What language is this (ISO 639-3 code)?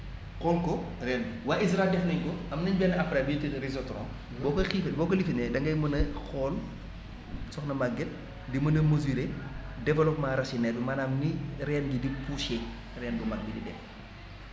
wol